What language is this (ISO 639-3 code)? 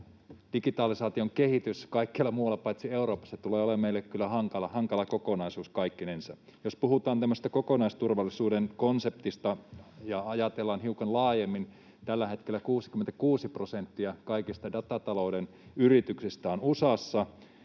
fin